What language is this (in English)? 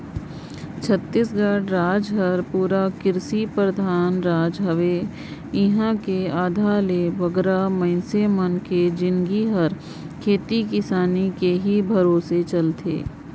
Chhattisgarhi